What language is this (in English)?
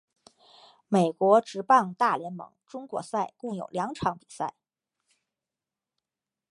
Chinese